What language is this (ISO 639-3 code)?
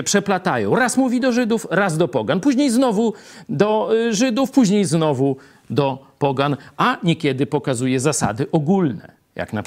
pol